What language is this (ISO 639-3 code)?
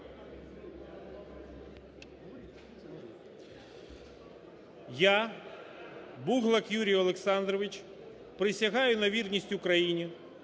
ukr